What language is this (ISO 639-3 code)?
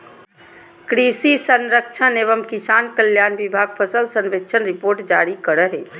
mag